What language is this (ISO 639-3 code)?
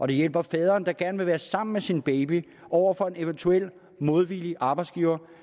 dan